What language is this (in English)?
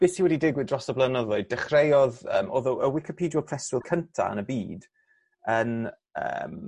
Welsh